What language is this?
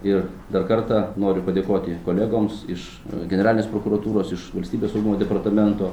Lithuanian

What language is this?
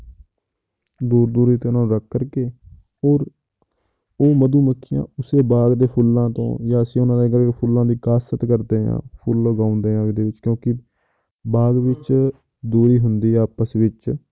Punjabi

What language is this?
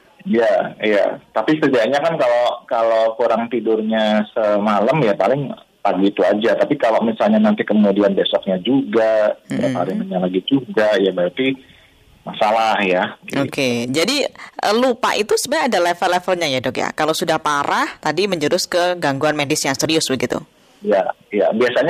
Indonesian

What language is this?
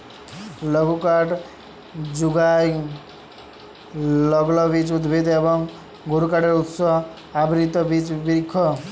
Bangla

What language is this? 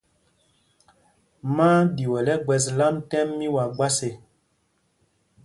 Mpumpong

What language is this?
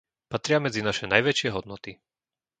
Slovak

